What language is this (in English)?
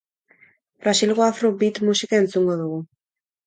Basque